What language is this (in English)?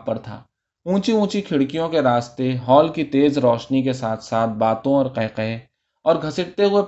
Urdu